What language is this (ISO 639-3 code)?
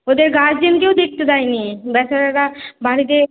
ben